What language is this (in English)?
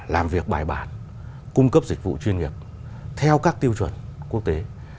Vietnamese